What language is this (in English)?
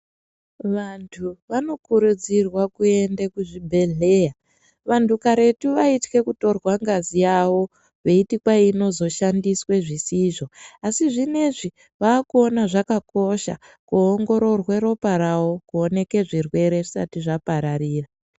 Ndau